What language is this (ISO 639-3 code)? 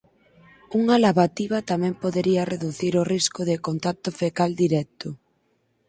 glg